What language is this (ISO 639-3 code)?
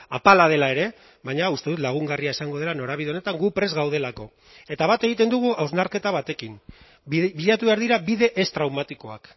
eus